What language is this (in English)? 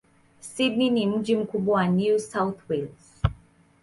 Swahili